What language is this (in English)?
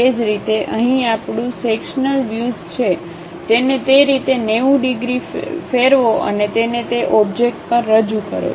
Gujarati